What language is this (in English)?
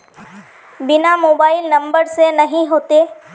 Magahi